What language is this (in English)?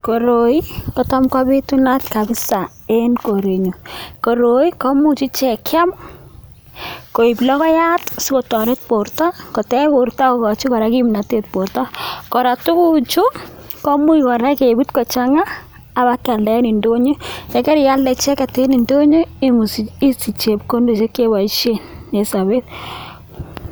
Kalenjin